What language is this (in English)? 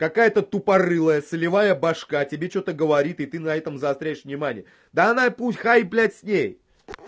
Russian